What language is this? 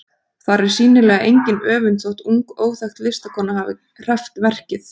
Icelandic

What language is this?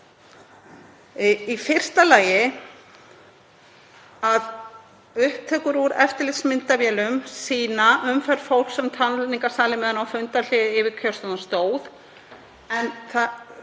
Icelandic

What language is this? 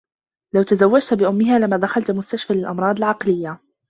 Arabic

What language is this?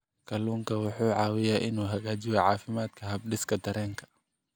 Somali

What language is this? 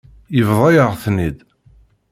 Kabyle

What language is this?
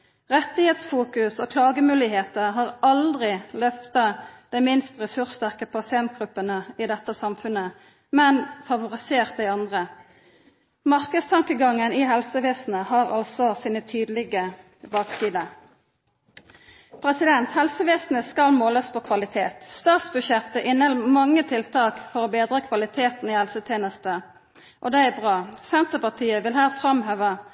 Norwegian Nynorsk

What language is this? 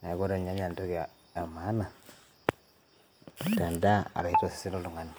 Masai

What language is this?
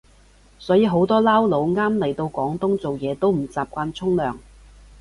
Cantonese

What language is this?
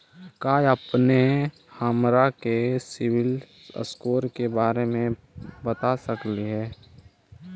Magahi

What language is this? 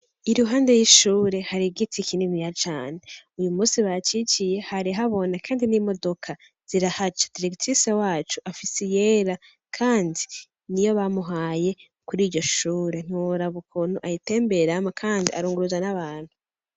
Rundi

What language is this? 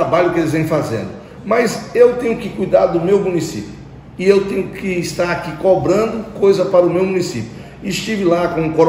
Portuguese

